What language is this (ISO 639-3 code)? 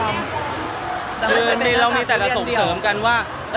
tha